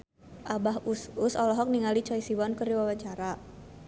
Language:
Sundanese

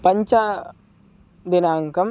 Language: Sanskrit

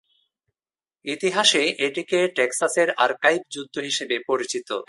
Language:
Bangla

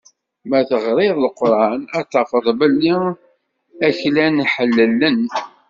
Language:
Kabyle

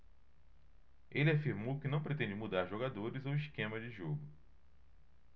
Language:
Portuguese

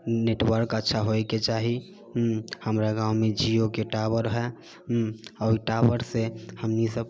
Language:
Maithili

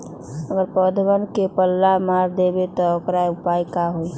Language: Magahi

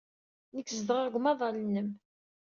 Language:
Kabyle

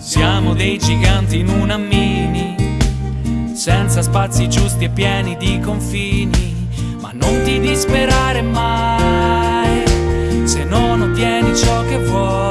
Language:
Italian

